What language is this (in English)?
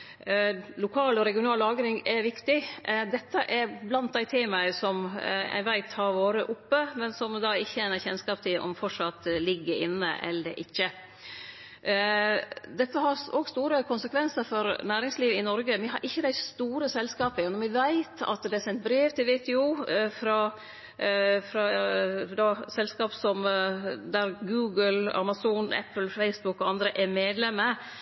Norwegian Nynorsk